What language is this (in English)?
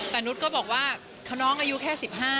Thai